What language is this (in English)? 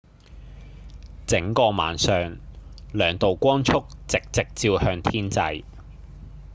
Cantonese